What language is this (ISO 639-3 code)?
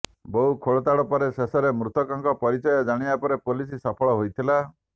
ori